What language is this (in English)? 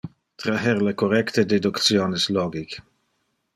Interlingua